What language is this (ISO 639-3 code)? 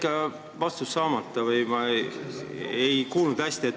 est